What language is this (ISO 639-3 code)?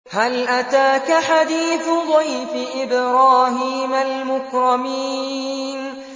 ara